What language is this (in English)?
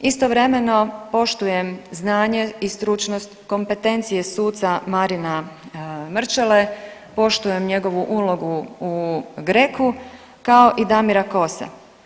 Croatian